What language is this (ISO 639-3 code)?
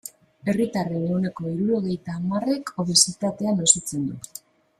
eus